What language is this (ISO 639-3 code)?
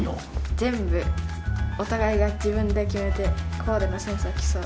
jpn